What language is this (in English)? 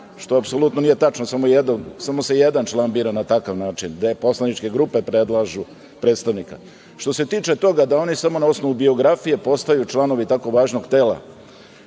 Serbian